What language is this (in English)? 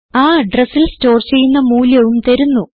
Malayalam